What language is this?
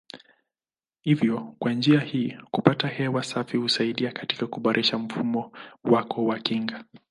Swahili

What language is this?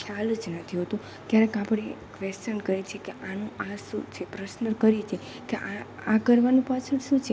Gujarati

